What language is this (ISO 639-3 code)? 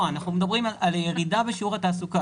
heb